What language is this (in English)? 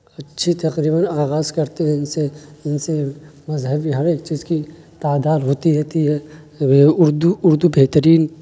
Urdu